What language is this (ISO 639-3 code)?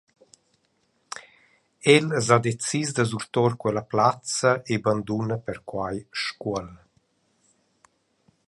roh